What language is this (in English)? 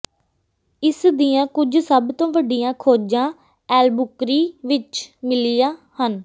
Punjabi